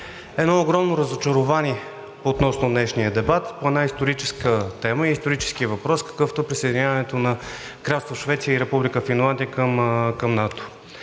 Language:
Bulgarian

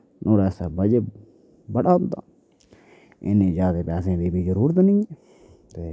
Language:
Dogri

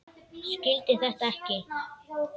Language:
Icelandic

